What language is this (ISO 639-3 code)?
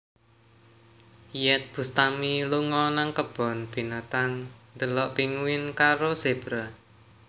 jav